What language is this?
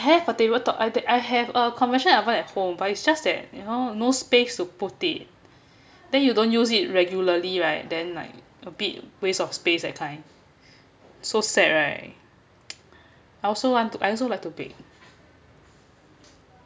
English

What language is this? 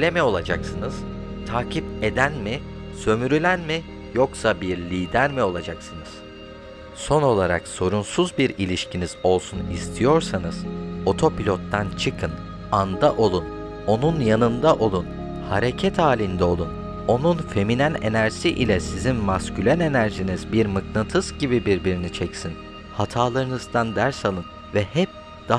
Turkish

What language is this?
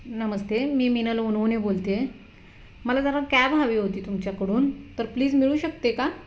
Marathi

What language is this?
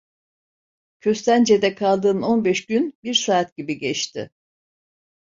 Turkish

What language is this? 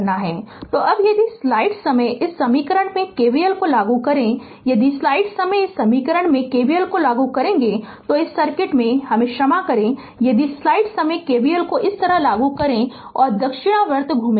Hindi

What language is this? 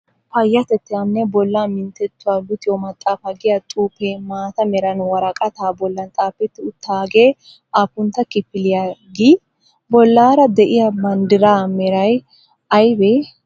Wolaytta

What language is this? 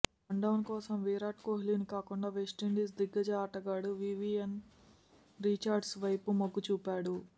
Telugu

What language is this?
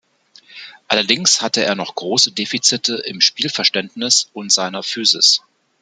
German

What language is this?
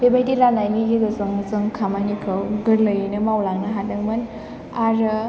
Bodo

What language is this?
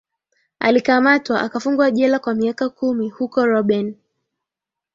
Swahili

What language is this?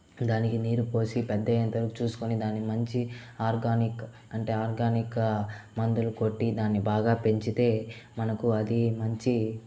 Telugu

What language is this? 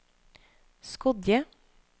Norwegian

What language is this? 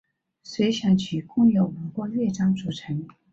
Chinese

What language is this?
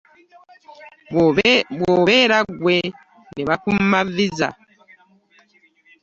Ganda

